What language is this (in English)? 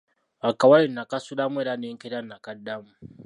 Ganda